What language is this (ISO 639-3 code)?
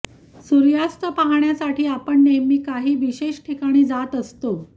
mar